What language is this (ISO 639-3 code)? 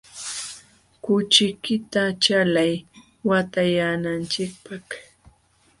qxw